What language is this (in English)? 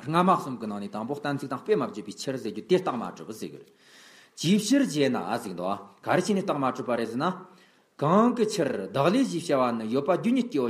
Romanian